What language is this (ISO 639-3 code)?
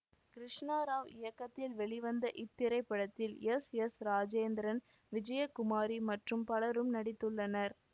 tam